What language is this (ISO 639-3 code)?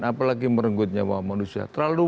ind